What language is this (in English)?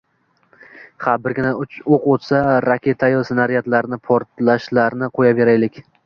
Uzbek